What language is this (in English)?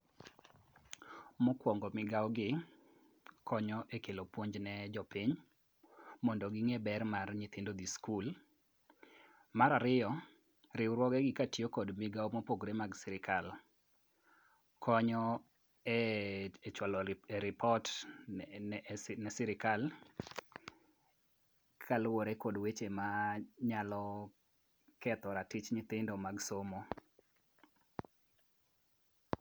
Luo (Kenya and Tanzania)